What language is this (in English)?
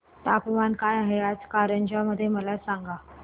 Marathi